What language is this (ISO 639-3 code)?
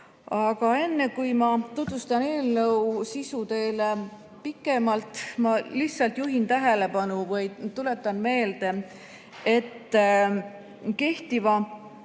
est